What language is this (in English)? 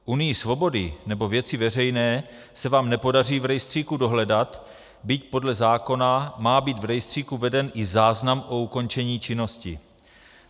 Czech